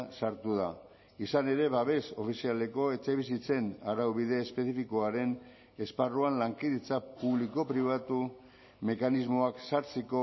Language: Basque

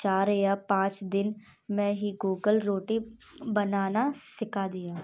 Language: Hindi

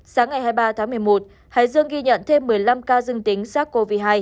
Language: Vietnamese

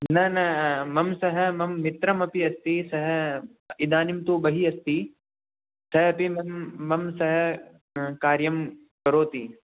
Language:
Sanskrit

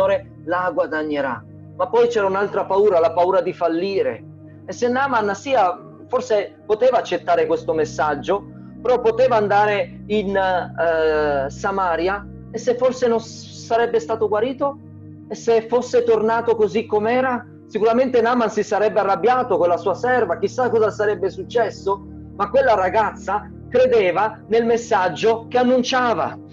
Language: Italian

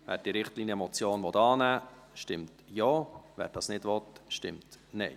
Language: Swiss German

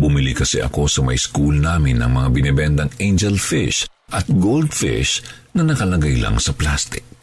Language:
Filipino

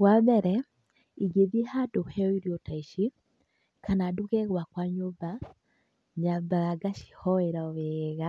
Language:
Kikuyu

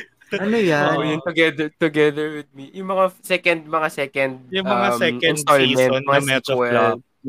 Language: Filipino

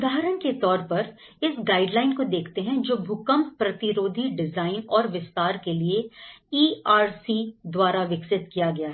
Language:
Hindi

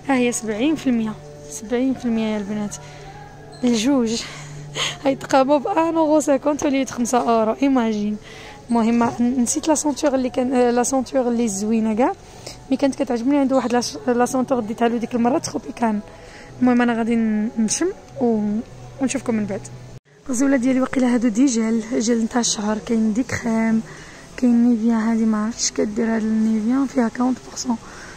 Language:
Arabic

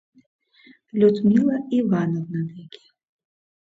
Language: Mari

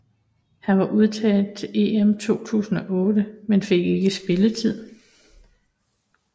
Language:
Danish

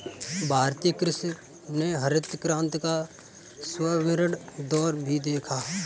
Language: Hindi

